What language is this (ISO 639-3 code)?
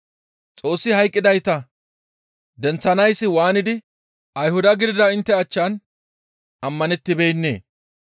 gmv